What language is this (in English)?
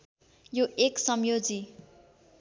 Nepali